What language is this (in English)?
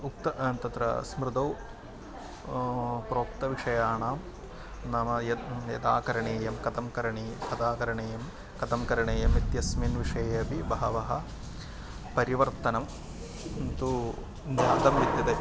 Sanskrit